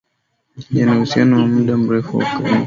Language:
Swahili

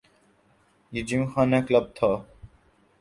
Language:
Urdu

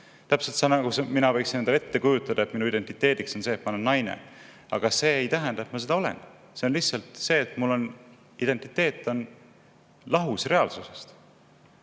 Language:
Estonian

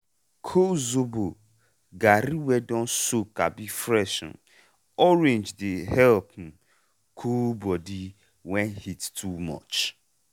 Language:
Nigerian Pidgin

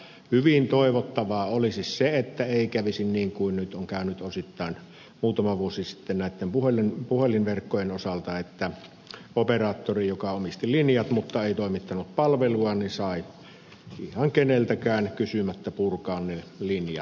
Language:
Finnish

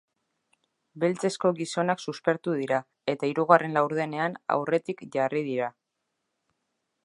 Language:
Basque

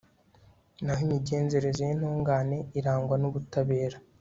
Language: Kinyarwanda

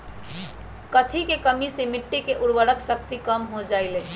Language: Magahi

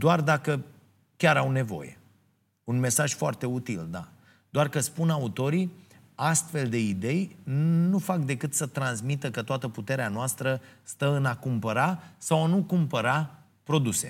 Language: Romanian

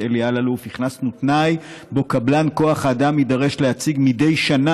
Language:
Hebrew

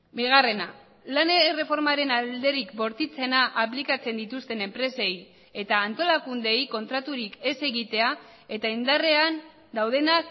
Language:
Basque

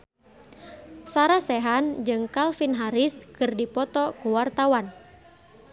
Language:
Sundanese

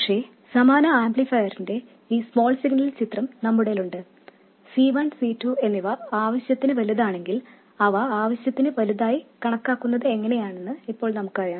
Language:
Malayalam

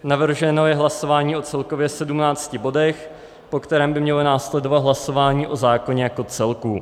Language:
Czech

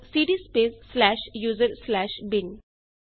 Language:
Punjabi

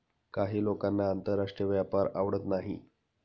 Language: Marathi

